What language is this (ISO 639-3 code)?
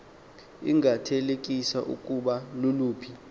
xho